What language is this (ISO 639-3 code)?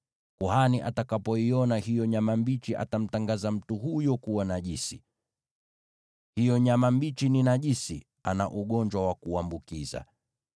swa